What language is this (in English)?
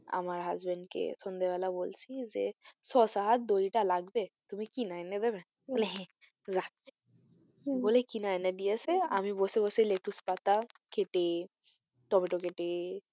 Bangla